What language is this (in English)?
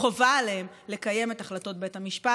Hebrew